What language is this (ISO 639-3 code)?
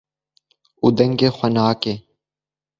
kur